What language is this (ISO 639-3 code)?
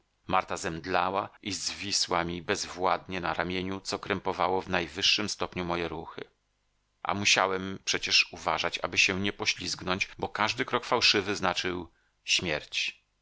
pol